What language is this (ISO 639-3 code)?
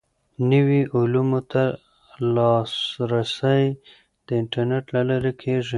pus